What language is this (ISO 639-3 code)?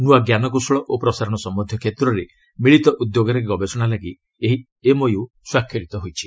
ori